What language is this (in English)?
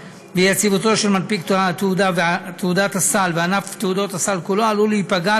Hebrew